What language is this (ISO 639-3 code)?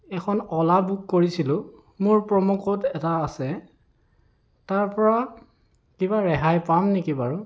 asm